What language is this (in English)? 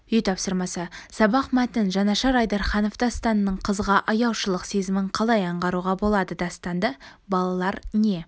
Kazakh